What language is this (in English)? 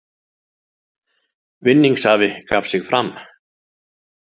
Icelandic